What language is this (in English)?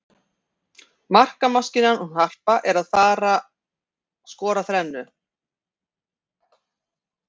Icelandic